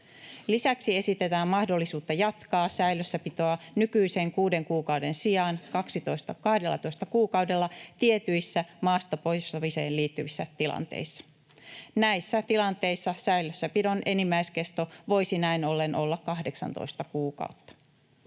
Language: Finnish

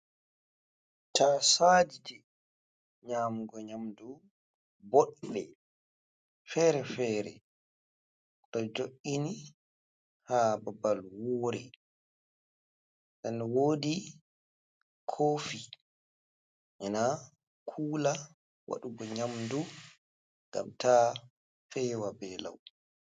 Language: Fula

